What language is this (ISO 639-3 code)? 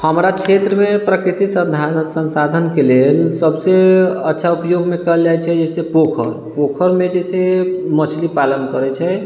mai